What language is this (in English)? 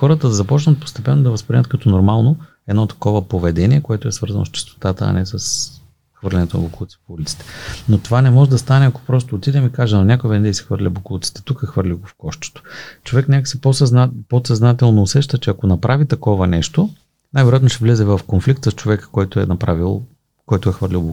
Bulgarian